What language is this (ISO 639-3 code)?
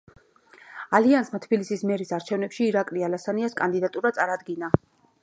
kat